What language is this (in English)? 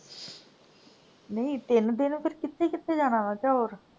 Punjabi